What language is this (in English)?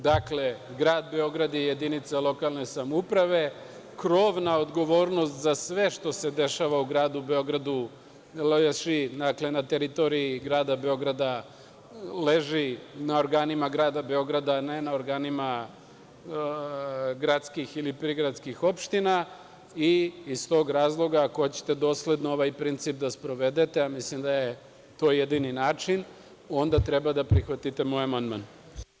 Serbian